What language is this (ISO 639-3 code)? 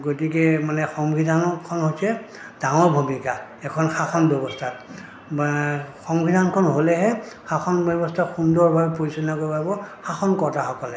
asm